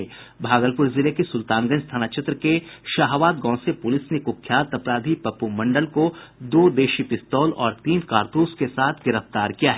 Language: Hindi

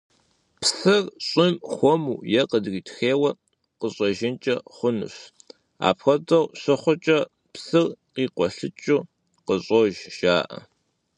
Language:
Kabardian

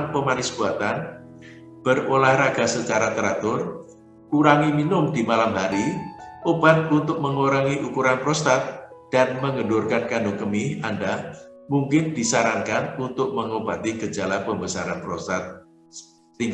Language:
Indonesian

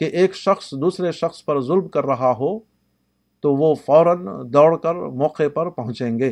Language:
Urdu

